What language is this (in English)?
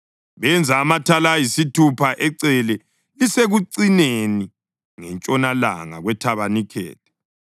North Ndebele